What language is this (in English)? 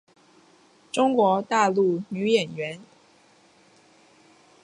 Chinese